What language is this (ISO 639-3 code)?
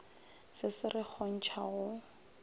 nso